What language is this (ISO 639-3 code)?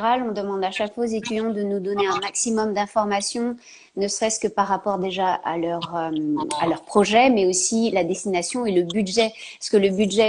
fra